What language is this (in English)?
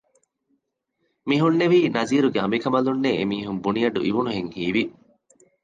Divehi